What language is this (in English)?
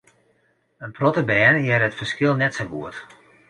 Western Frisian